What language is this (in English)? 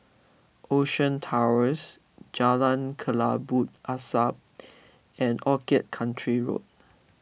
English